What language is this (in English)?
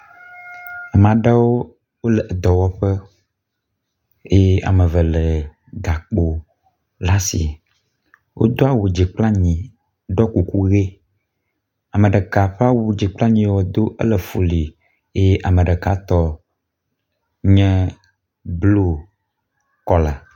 Ewe